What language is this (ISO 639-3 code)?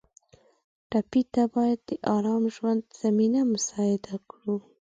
pus